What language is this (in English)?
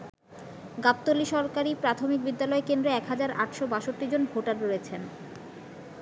Bangla